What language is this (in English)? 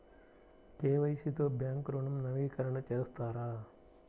Telugu